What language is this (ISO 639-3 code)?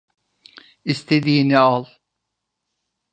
tur